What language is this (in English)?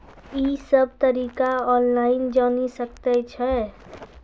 Maithili